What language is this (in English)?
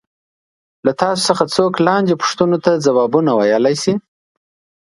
Pashto